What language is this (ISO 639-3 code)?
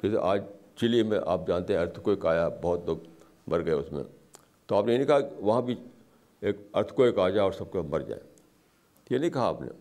urd